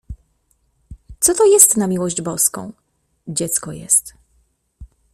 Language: Polish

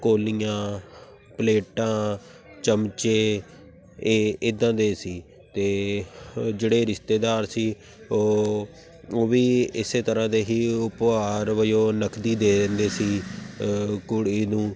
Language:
Punjabi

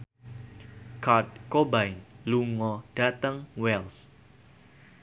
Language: Javanese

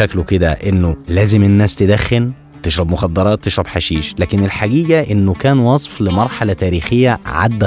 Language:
Arabic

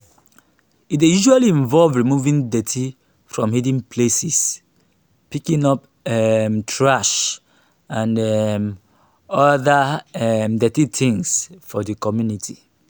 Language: Nigerian Pidgin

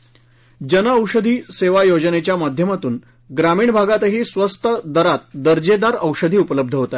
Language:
Marathi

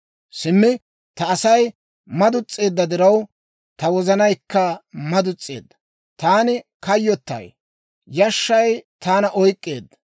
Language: Dawro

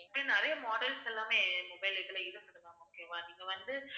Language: Tamil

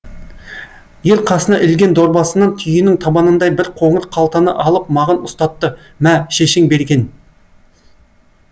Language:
Kazakh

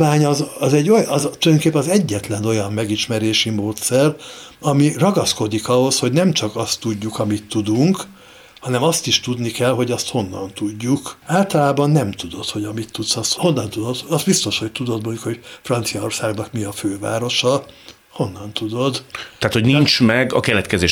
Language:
Hungarian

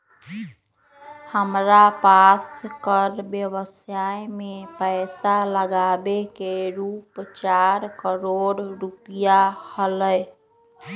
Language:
Magahi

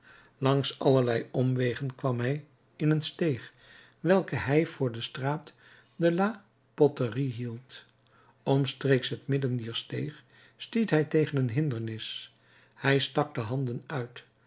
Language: Dutch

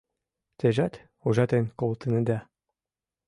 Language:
Mari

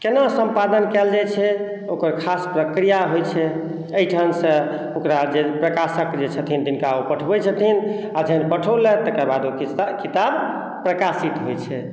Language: Maithili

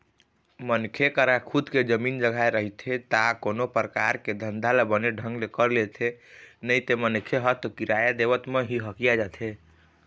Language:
Chhattisgarhi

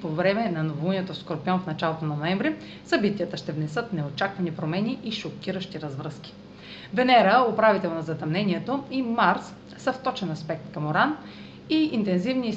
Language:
Bulgarian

